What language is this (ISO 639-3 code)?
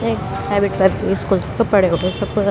gbm